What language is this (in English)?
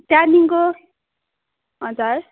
Nepali